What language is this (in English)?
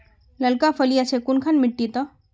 Magahi